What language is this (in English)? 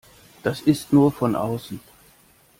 German